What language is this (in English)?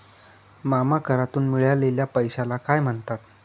Marathi